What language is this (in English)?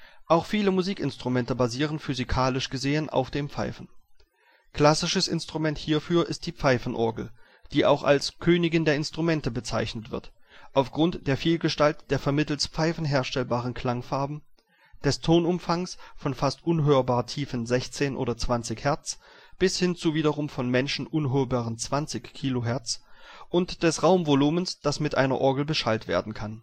German